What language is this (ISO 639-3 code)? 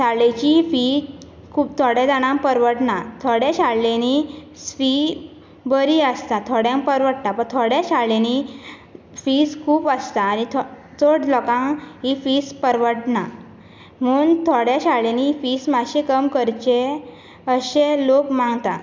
kok